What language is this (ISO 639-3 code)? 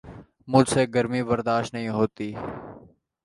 urd